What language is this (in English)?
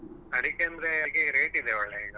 Kannada